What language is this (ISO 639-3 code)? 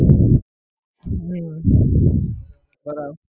guj